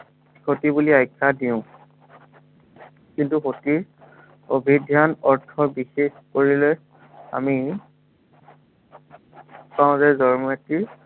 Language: Assamese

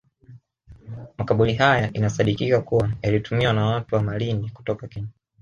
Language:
Swahili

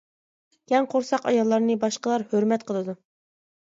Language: Uyghur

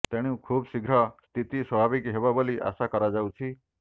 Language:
Odia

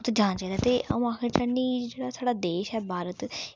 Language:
Dogri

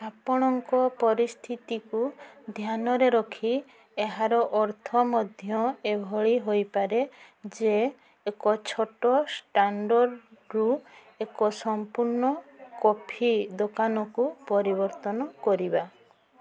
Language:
Odia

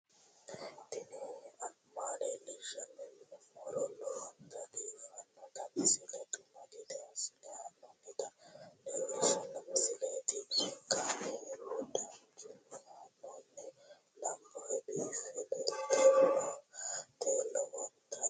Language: Sidamo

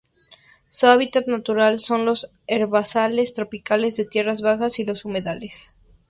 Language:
Spanish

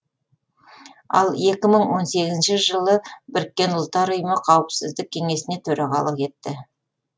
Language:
Kazakh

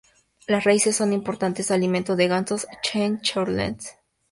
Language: Spanish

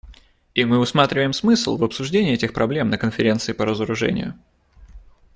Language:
Russian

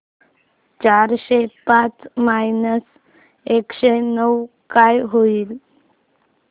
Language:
Marathi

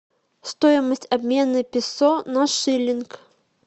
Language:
Russian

